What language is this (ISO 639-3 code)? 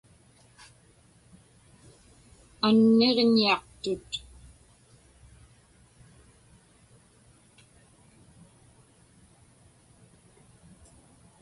ipk